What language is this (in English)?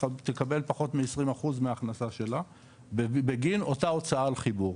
Hebrew